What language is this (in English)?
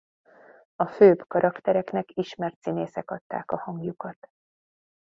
Hungarian